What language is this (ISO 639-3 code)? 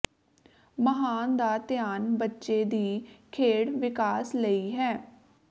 pan